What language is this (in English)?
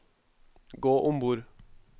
Norwegian